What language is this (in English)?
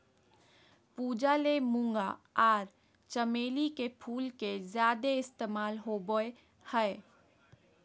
Magahi